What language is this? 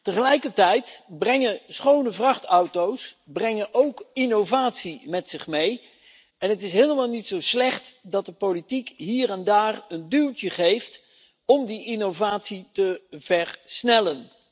Dutch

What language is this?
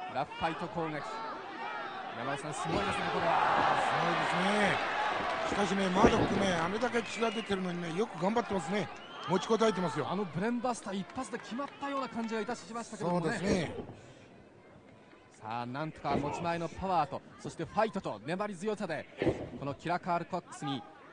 Japanese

